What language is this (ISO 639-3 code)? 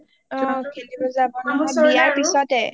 asm